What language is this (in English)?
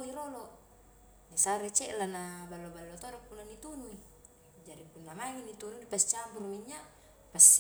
Highland Konjo